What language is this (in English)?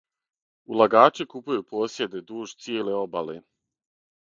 Serbian